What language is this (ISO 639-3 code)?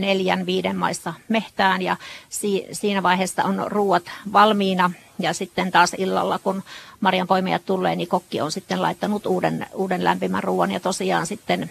fin